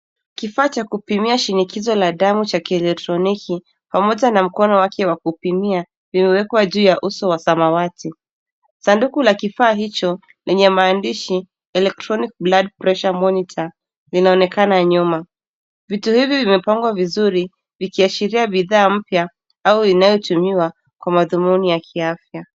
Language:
Swahili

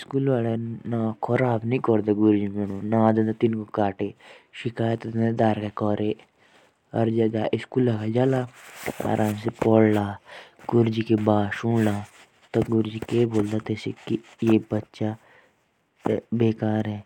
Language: Jaunsari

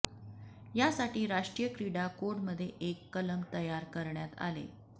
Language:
Marathi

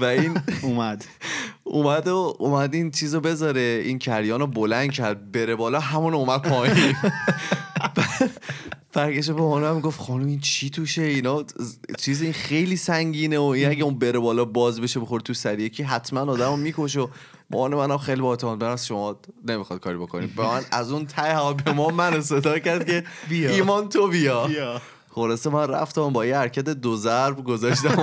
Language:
Persian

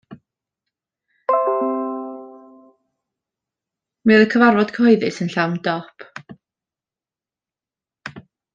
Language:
Welsh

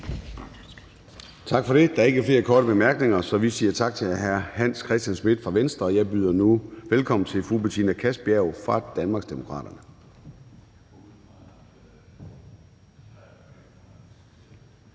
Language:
Danish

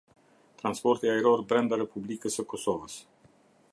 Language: Albanian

